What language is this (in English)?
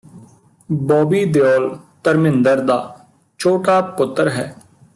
Punjabi